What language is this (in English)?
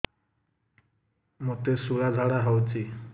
Odia